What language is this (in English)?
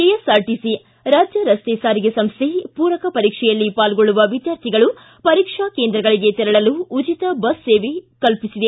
Kannada